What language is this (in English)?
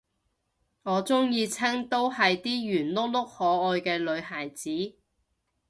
Cantonese